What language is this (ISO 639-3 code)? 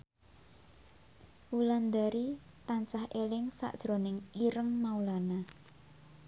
jav